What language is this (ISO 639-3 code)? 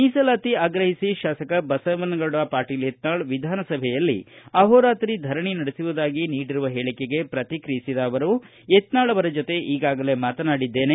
kan